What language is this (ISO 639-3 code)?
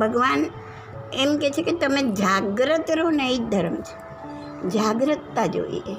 guj